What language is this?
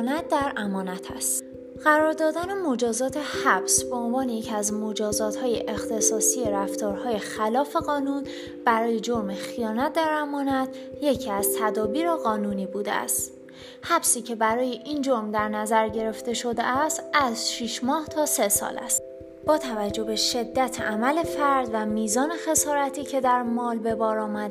Persian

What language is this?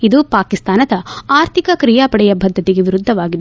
Kannada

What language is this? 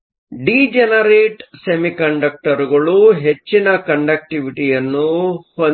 Kannada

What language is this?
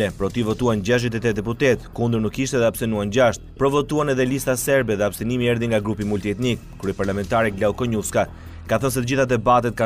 Romanian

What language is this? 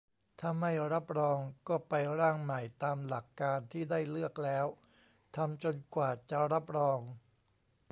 Thai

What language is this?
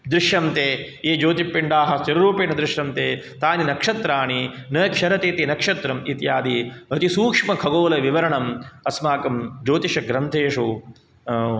Sanskrit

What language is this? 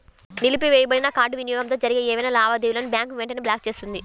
Telugu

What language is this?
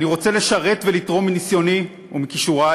Hebrew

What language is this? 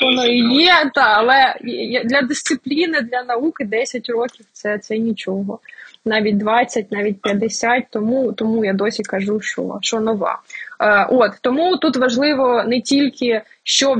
Ukrainian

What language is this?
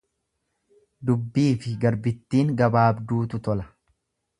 Oromo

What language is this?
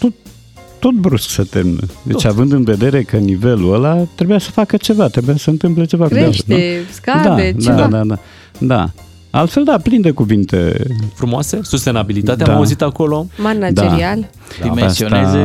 Romanian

